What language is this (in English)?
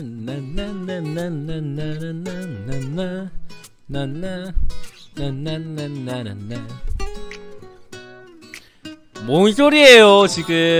Korean